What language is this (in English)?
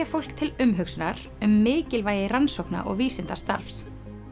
Icelandic